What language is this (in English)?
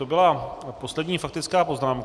Czech